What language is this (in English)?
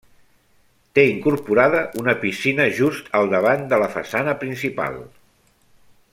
Catalan